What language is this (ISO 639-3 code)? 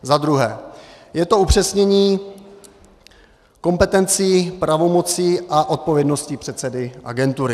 ces